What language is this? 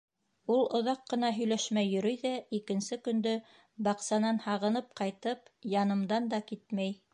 Bashkir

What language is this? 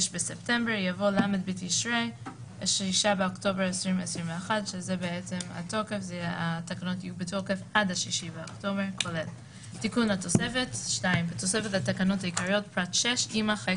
Hebrew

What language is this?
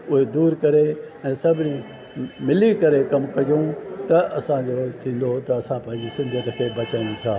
Sindhi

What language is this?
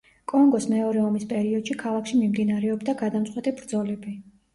Georgian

